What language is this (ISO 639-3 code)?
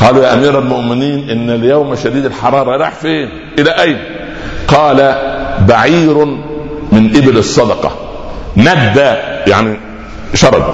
ara